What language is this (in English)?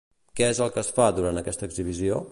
Catalan